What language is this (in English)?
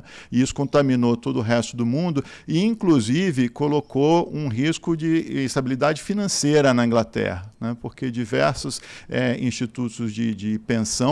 Portuguese